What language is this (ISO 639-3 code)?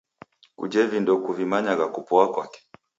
dav